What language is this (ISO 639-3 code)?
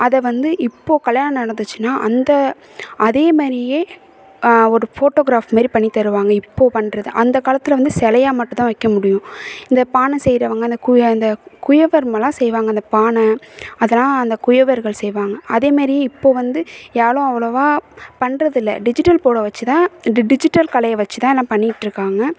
tam